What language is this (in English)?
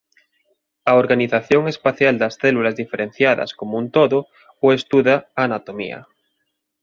Galician